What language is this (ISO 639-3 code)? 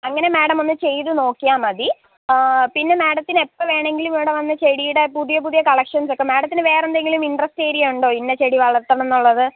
mal